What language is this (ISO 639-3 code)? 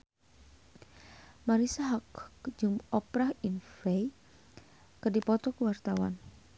sun